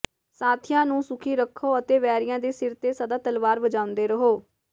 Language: Punjabi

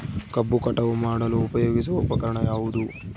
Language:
Kannada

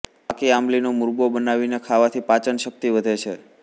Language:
Gujarati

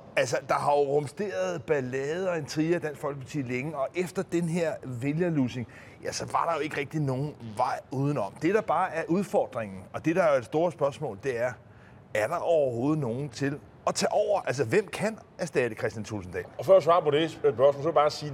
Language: Danish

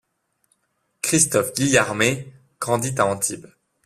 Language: French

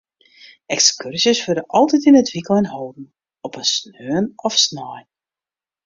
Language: Western Frisian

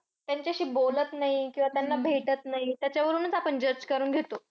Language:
Marathi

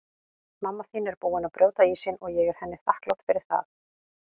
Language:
Icelandic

